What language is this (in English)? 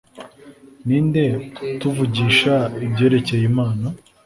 Kinyarwanda